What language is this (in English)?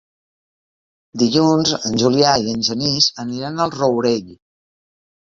Catalan